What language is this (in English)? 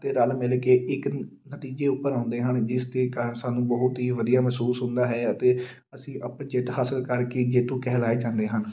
Punjabi